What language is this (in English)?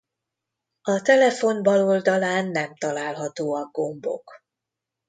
Hungarian